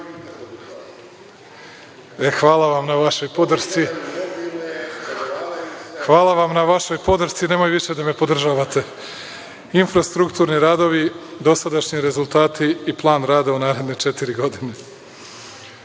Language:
Serbian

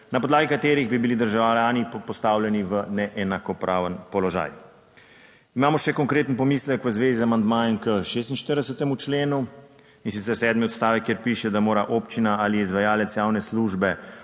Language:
Slovenian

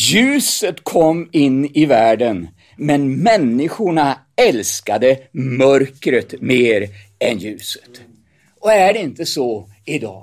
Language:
Swedish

